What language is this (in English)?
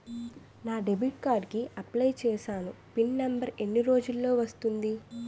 Telugu